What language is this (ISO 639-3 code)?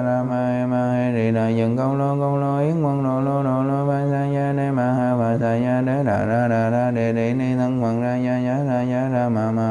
vie